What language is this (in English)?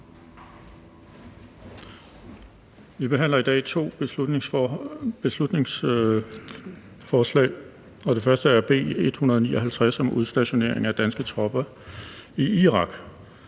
Danish